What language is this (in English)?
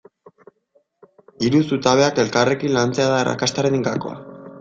Basque